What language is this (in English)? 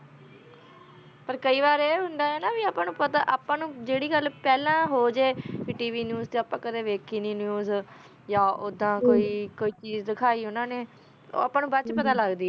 Punjabi